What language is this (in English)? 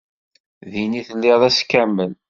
Kabyle